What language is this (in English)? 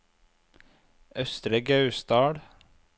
Norwegian